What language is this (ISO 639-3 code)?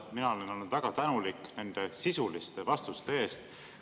est